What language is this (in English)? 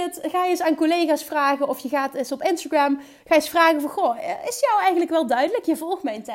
Dutch